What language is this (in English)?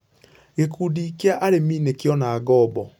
Kikuyu